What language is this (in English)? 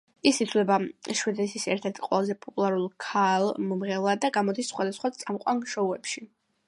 Georgian